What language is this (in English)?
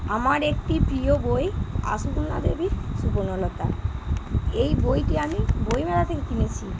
Bangla